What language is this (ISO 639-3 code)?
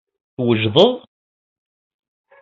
kab